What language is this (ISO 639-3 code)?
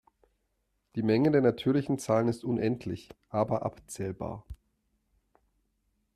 deu